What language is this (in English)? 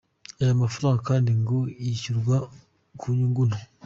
Kinyarwanda